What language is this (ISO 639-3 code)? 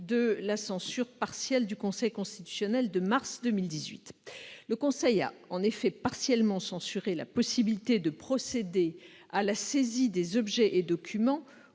fra